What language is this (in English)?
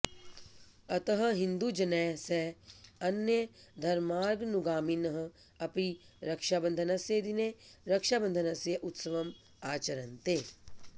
Sanskrit